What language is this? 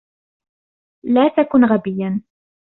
Arabic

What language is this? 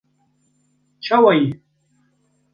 Kurdish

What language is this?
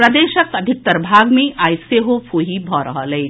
Maithili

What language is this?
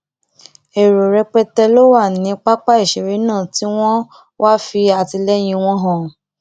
Yoruba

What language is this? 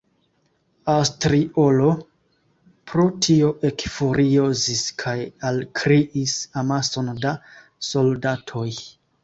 Esperanto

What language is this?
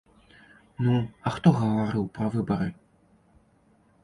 Belarusian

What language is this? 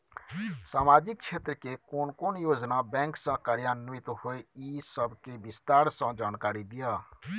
Maithili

